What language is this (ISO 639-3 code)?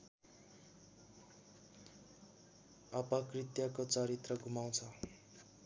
nep